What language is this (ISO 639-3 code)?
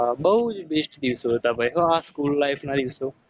guj